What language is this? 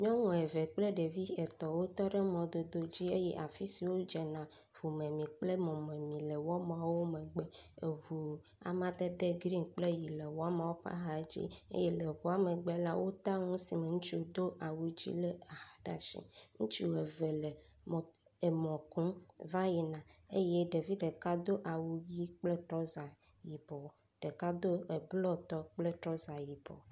Ewe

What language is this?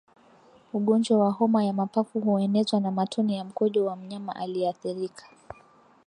Swahili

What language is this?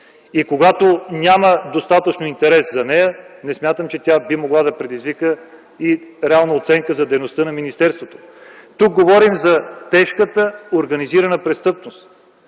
Bulgarian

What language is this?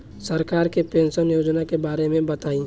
Bhojpuri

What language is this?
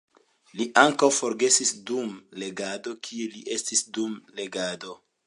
Esperanto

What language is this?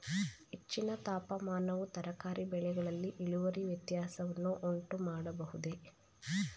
Kannada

